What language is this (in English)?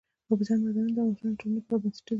Pashto